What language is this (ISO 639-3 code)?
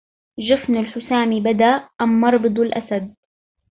ara